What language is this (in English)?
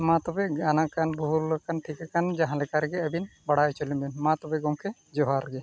Santali